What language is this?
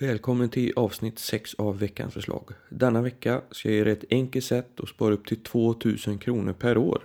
Swedish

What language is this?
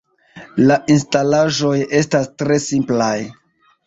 Esperanto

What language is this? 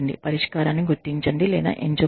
Telugu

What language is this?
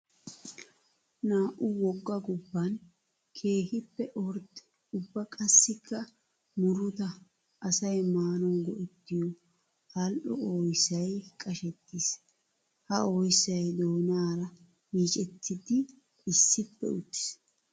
Wolaytta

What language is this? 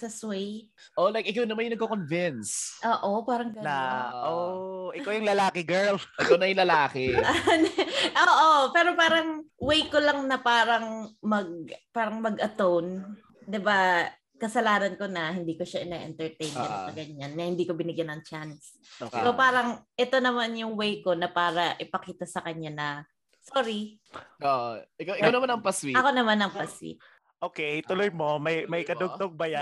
Filipino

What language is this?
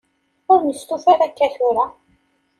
Kabyle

